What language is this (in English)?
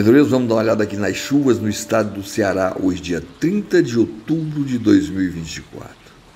Portuguese